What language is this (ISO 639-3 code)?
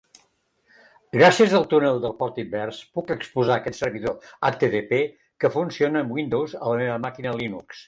cat